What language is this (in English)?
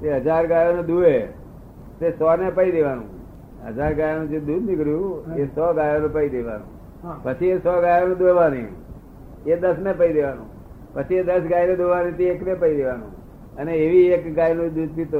Gujarati